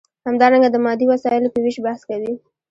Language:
Pashto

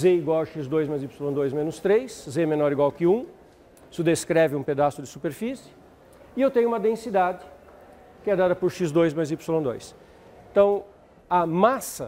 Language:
Portuguese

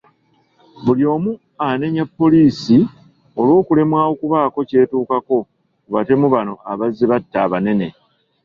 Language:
Ganda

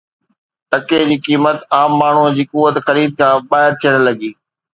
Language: Sindhi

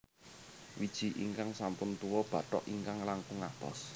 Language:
Javanese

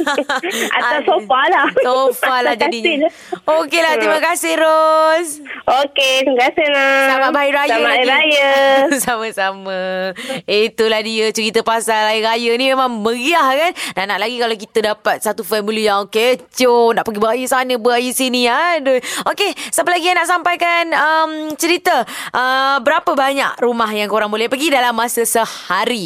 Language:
Malay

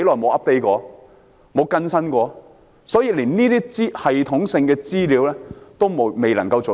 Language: Cantonese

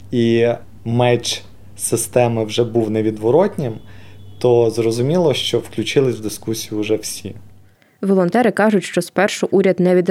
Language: Ukrainian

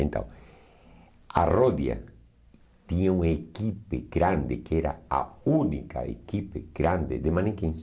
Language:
Portuguese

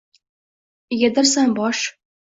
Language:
Uzbek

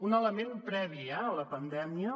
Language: Catalan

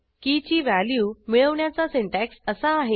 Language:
Marathi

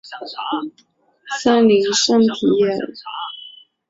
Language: Chinese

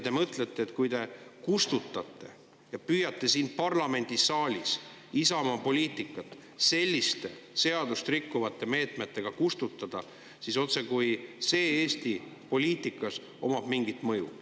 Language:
Estonian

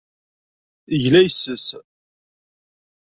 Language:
Kabyle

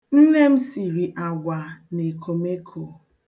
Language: Igbo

